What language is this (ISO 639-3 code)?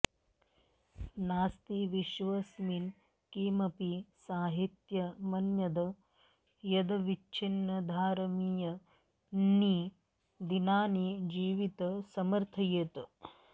san